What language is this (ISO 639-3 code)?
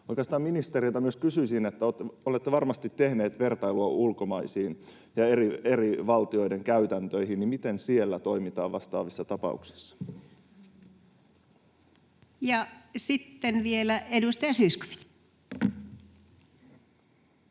fin